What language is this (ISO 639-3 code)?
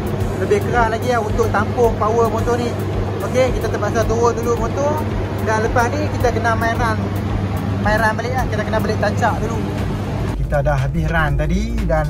msa